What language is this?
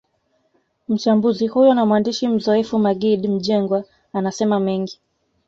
Swahili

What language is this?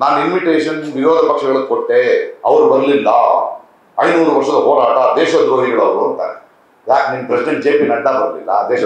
Kannada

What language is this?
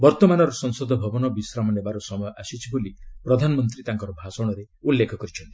Odia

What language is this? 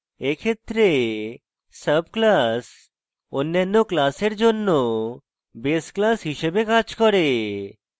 Bangla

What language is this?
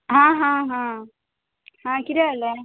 Konkani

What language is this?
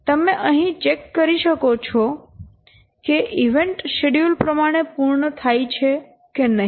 Gujarati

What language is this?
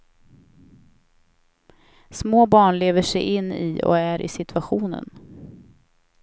Swedish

